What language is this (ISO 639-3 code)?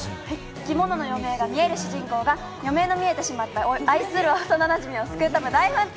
jpn